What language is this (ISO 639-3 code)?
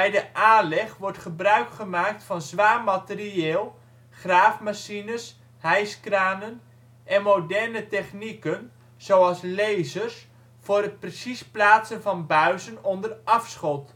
nld